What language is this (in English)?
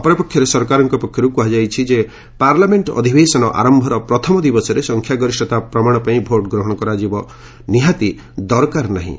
Odia